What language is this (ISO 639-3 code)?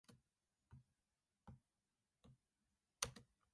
jpn